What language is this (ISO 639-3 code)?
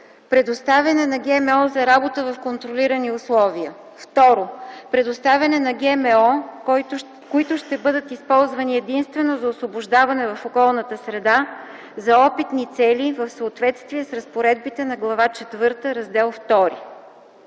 bul